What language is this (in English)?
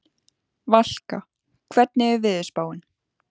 Icelandic